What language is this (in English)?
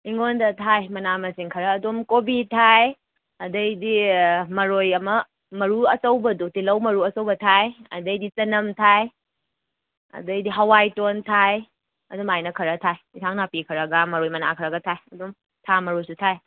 Manipuri